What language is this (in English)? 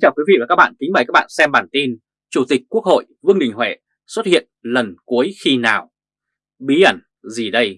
Vietnamese